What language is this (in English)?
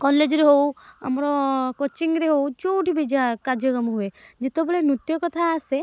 Odia